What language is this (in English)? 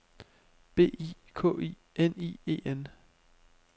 Danish